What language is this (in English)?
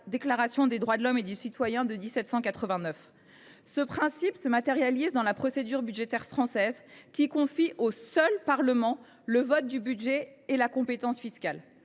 French